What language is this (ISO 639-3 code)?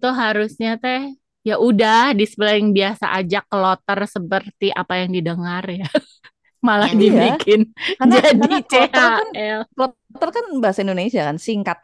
ind